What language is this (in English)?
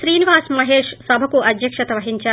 Telugu